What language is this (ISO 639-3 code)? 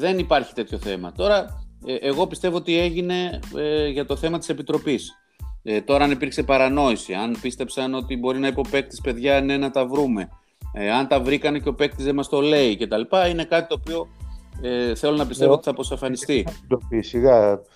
ell